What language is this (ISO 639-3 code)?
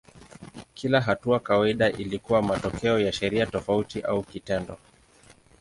swa